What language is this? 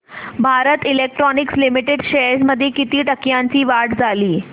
Marathi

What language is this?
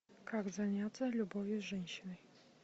Russian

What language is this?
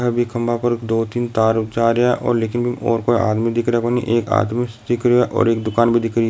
Rajasthani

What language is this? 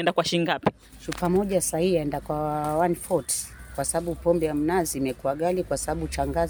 Swahili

